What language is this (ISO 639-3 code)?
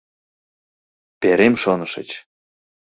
chm